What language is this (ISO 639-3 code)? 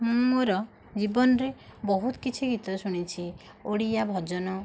ori